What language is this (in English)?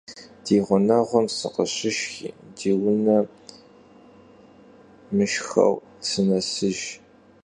Kabardian